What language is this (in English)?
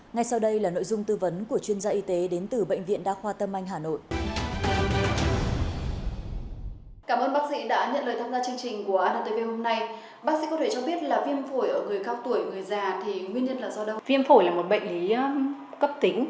Vietnamese